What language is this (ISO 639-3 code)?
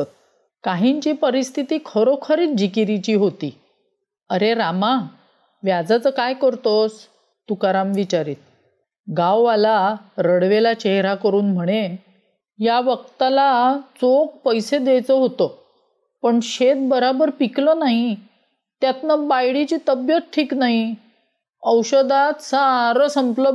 mar